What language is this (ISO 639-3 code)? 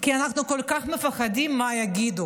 heb